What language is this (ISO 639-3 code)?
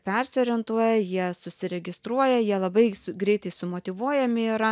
lit